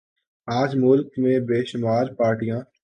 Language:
Urdu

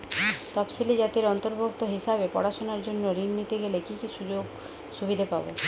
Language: Bangla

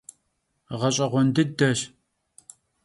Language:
Kabardian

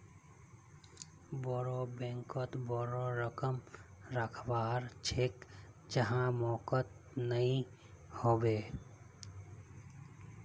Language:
Magahi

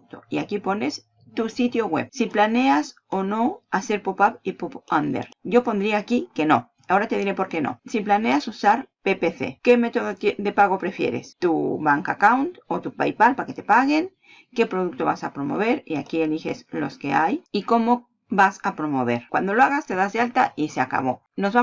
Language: Spanish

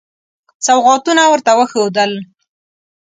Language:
Pashto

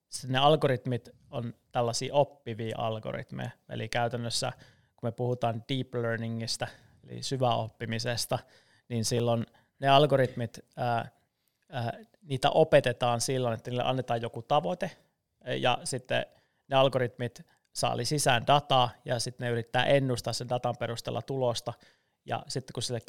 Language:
Finnish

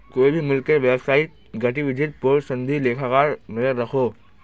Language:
Magahi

